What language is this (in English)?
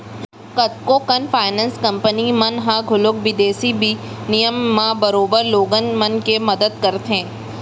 Chhattisgarhi